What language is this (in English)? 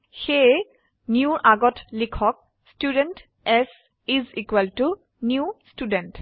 Assamese